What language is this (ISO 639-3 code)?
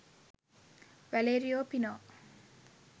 sin